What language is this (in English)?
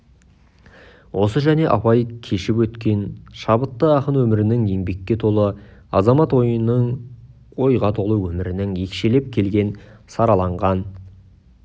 Kazakh